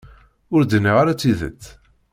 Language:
Kabyle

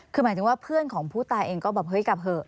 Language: Thai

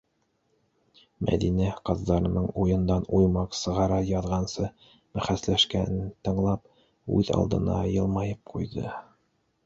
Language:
Bashkir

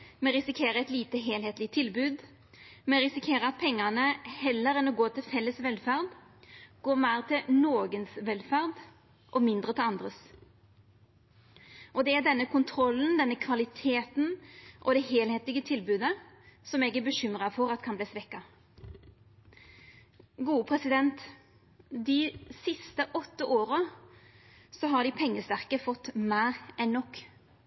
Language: Norwegian Nynorsk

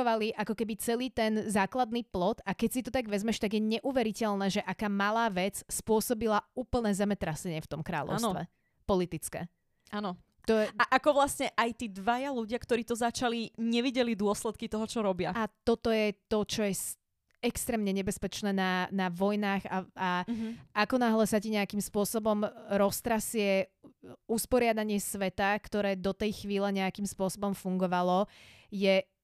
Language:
Slovak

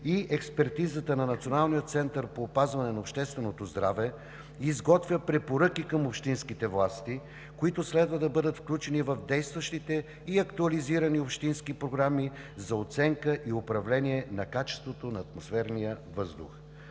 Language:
Bulgarian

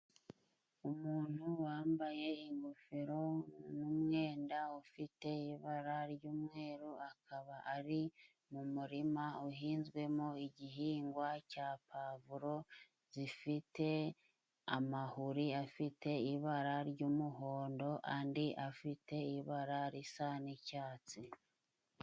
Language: Kinyarwanda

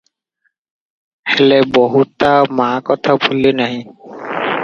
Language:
Odia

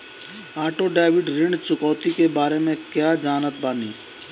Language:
Bhojpuri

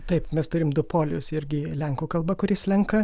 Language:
Lithuanian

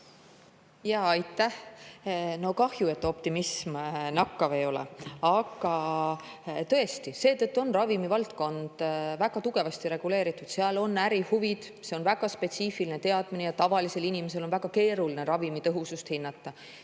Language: Estonian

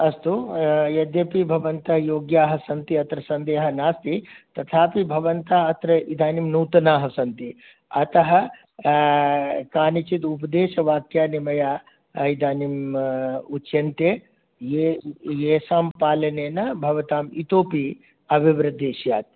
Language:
Sanskrit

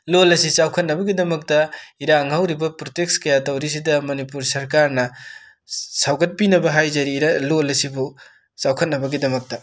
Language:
Manipuri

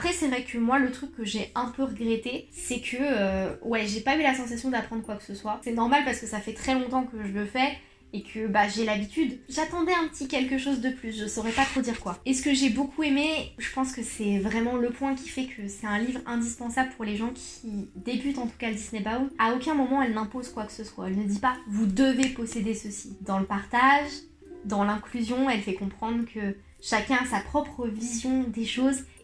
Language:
French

